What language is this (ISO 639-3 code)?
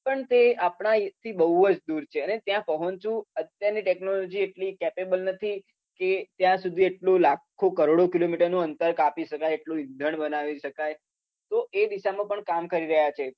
guj